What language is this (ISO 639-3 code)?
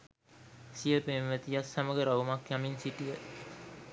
sin